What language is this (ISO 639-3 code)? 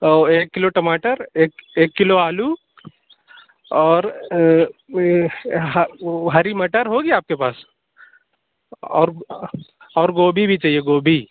urd